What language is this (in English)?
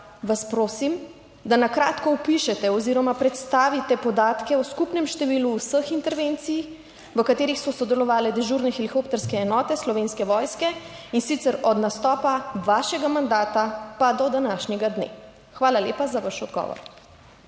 Slovenian